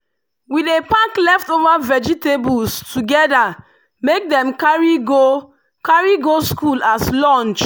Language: Nigerian Pidgin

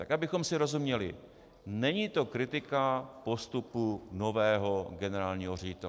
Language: Czech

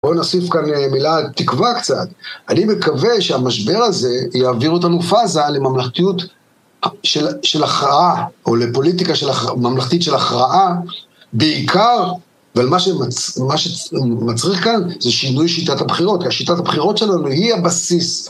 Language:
Hebrew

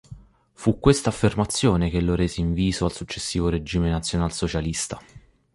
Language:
Italian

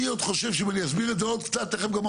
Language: Hebrew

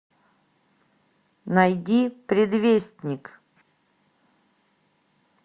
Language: Russian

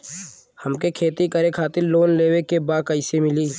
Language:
Bhojpuri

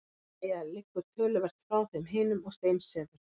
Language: Icelandic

